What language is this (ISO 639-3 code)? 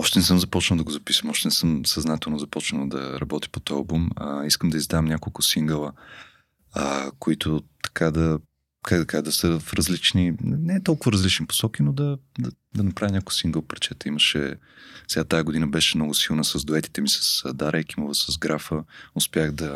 bul